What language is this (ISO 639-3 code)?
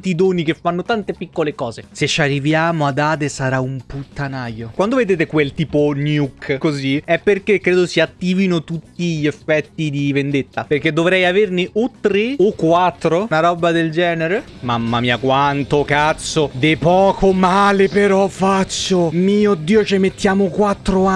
ita